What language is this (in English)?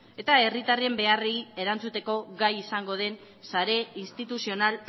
Basque